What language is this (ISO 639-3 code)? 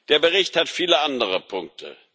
deu